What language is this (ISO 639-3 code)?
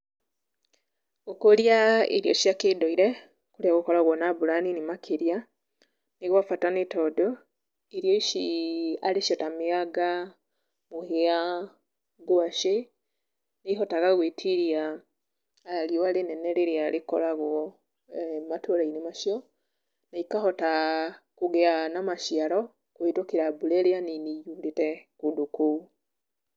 kik